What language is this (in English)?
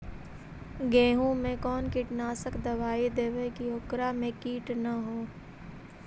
Magahi